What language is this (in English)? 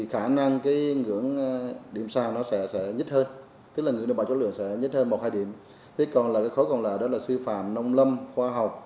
Vietnamese